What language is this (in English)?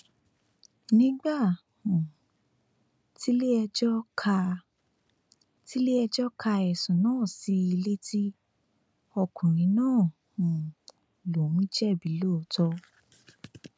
Yoruba